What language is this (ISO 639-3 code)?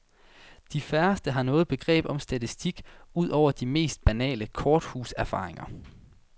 dan